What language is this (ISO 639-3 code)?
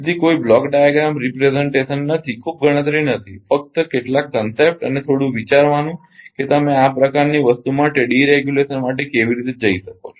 guj